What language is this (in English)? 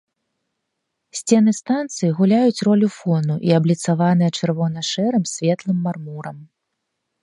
Belarusian